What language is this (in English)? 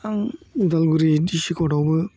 Bodo